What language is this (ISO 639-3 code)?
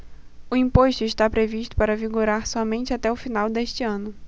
por